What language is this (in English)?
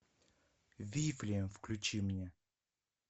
Russian